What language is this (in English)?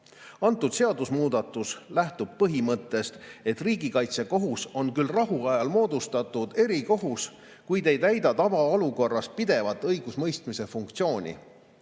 Estonian